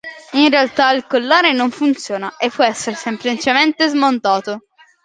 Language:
Italian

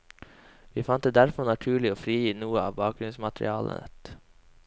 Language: Norwegian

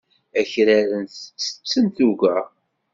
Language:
Kabyle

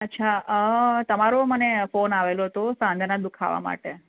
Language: Gujarati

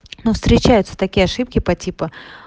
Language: Russian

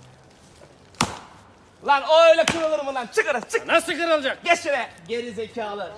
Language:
Turkish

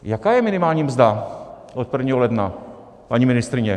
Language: Czech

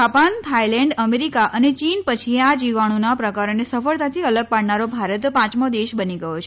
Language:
Gujarati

